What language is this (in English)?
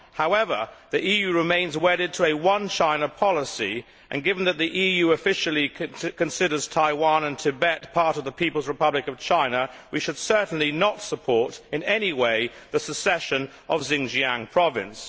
English